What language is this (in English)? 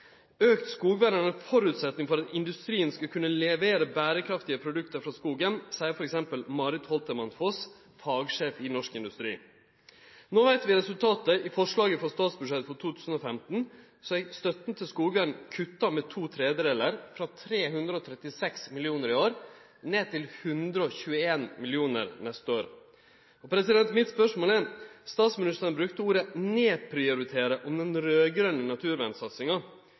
Norwegian Nynorsk